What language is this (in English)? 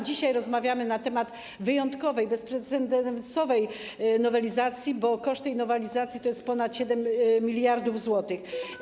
Polish